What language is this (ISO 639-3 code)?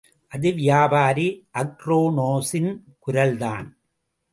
tam